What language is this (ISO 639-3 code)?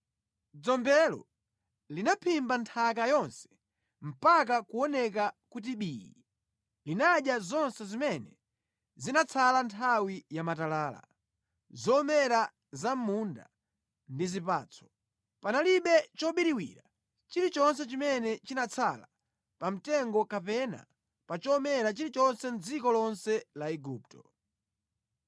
nya